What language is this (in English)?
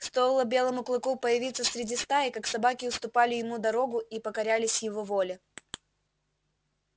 Russian